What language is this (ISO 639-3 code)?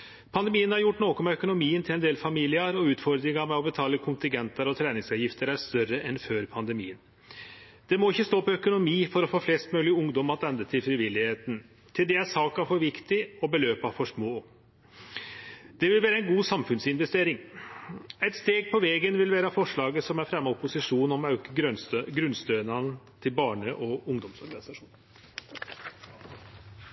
nno